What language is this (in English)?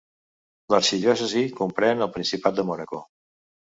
Catalan